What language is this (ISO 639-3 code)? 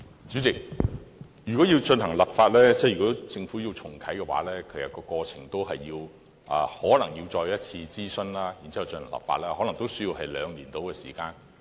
yue